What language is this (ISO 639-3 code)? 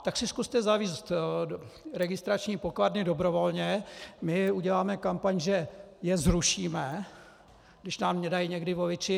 ces